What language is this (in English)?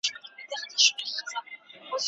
Pashto